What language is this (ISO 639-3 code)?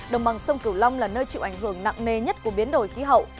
vie